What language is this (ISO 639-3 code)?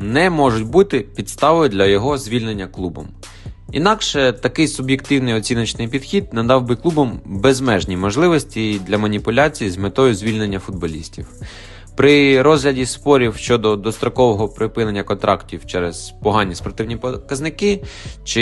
ukr